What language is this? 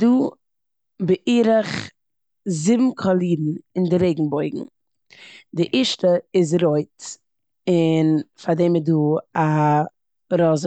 Yiddish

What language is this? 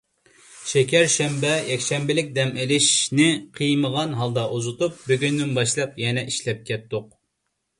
Uyghur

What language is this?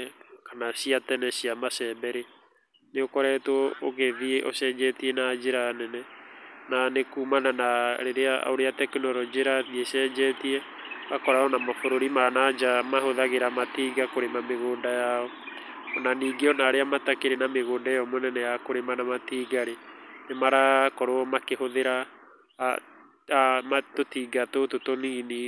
Kikuyu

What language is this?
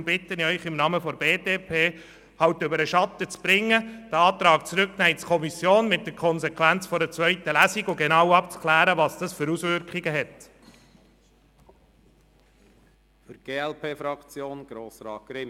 Swiss German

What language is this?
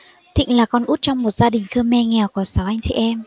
Vietnamese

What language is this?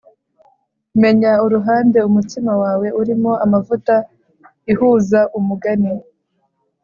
Kinyarwanda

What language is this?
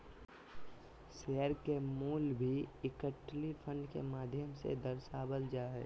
Magahi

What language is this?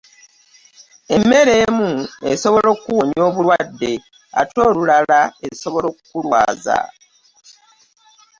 Ganda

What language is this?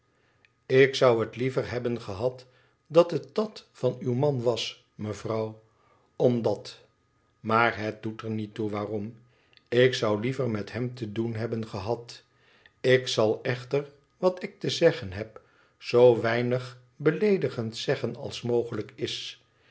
Dutch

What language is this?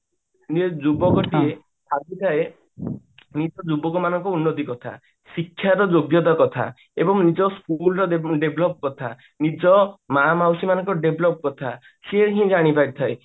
Odia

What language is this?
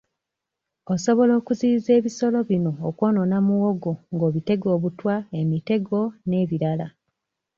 Ganda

